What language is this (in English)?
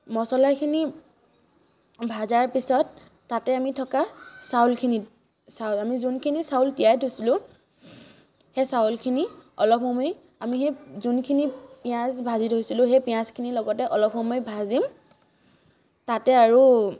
Assamese